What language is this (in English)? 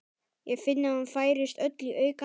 Icelandic